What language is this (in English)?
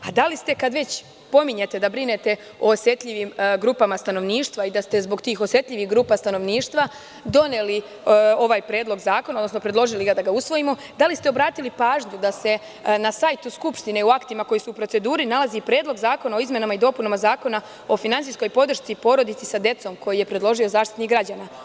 Serbian